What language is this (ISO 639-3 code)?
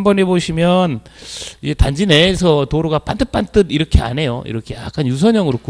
kor